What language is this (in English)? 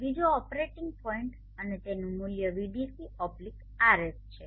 Gujarati